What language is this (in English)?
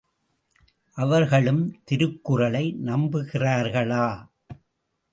Tamil